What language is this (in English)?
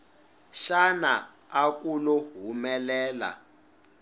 Tsonga